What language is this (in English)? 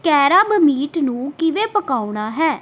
Punjabi